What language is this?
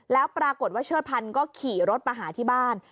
Thai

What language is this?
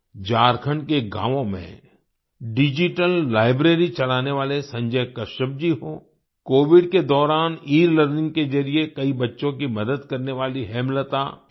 Hindi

